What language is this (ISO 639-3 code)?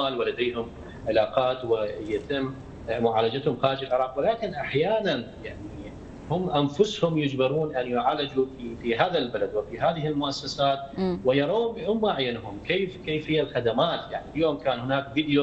ara